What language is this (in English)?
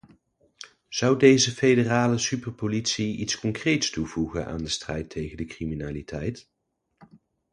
Dutch